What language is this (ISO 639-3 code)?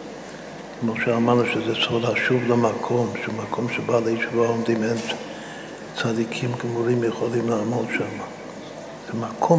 heb